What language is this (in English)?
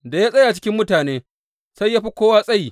Hausa